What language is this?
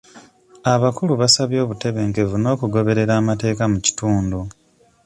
Ganda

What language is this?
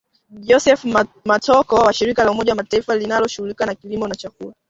Swahili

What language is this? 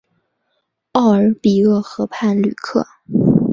Chinese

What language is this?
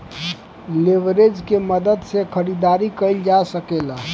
Bhojpuri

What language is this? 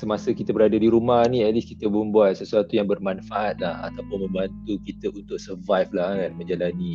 Malay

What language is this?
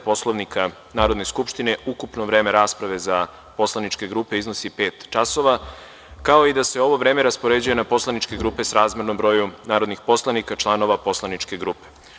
Serbian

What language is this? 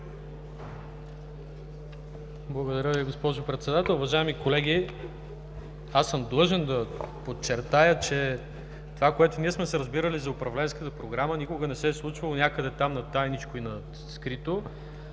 Bulgarian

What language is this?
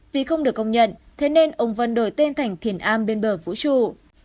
Vietnamese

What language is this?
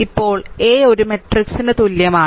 Malayalam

